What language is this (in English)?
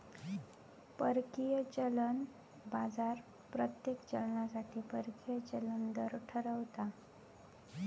Marathi